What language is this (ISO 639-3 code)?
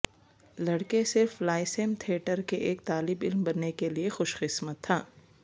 urd